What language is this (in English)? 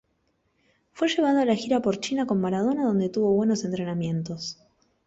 Spanish